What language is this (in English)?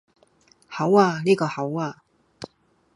Cantonese